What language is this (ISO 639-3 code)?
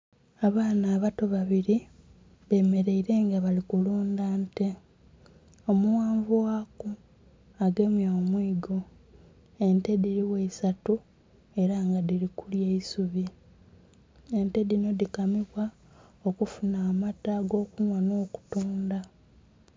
xog